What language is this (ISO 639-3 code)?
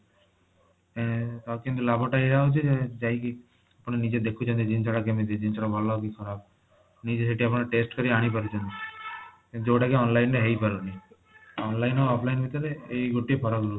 ori